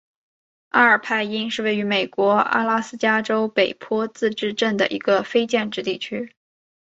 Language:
Chinese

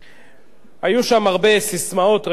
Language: Hebrew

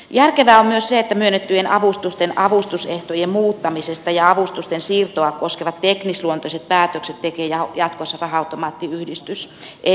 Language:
Finnish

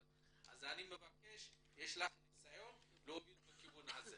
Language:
Hebrew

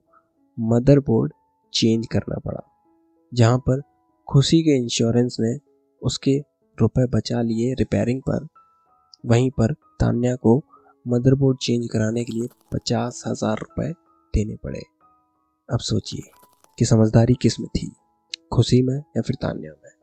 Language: Hindi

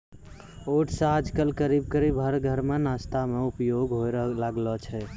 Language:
Maithili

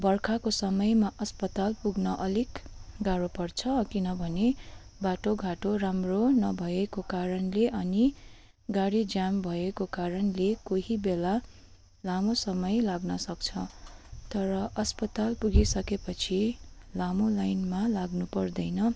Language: Nepali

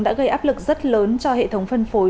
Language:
Vietnamese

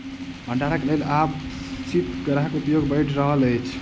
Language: Maithili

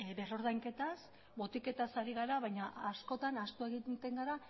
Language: Basque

